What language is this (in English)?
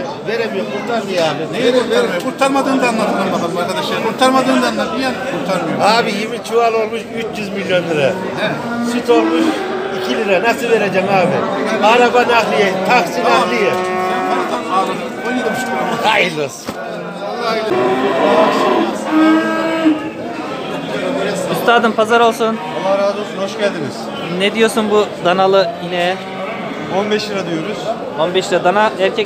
Turkish